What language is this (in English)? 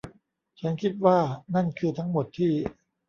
Thai